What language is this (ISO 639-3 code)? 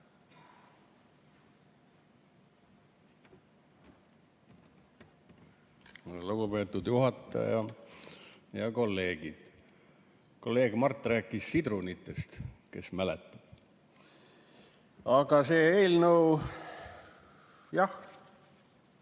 est